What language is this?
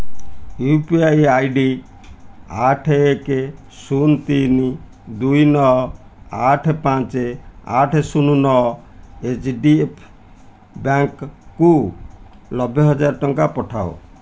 Odia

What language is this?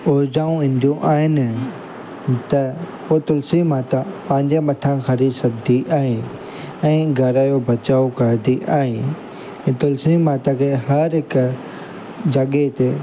Sindhi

